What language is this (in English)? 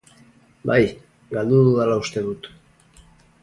Basque